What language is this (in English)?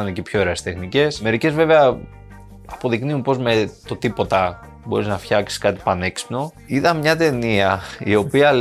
Greek